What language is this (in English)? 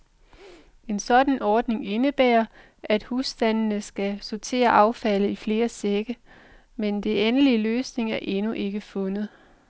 Danish